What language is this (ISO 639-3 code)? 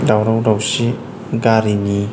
brx